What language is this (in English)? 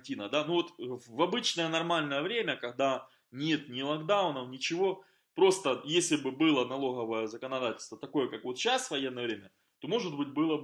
Russian